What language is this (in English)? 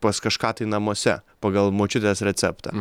Lithuanian